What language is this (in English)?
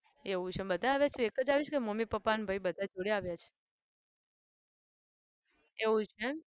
Gujarati